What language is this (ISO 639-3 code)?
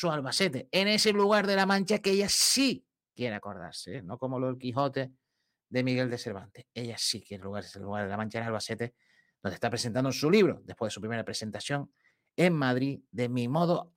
spa